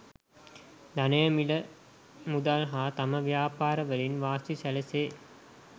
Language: Sinhala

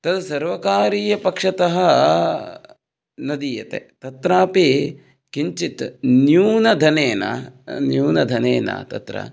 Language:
Sanskrit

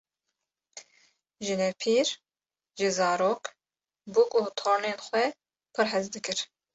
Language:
Kurdish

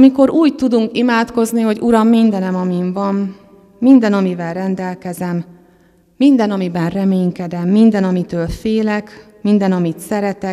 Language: Hungarian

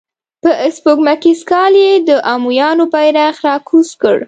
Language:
Pashto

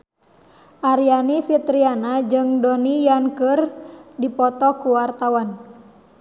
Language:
Sundanese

